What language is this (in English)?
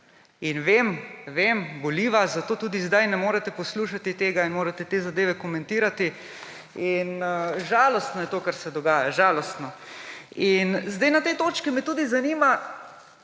Slovenian